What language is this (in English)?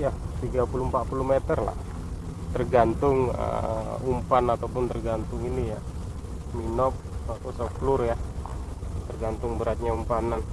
Indonesian